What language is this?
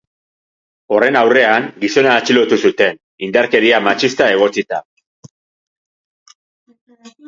Basque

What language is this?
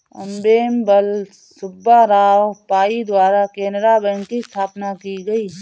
Hindi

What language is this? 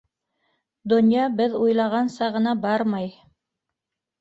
Bashkir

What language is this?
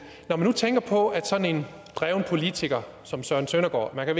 Danish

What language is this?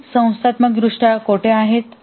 Marathi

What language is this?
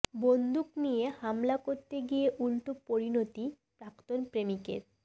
Bangla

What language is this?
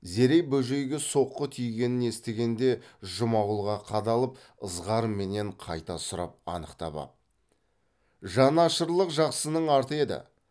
Kazakh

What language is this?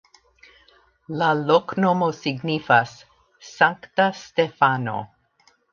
Esperanto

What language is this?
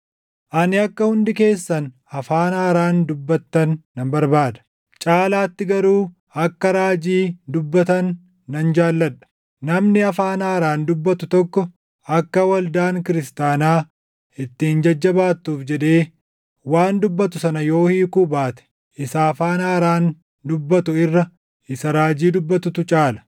Oromo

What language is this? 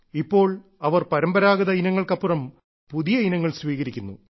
Malayalam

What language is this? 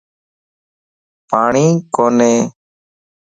Lasi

